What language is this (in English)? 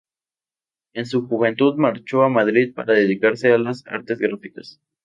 Spanish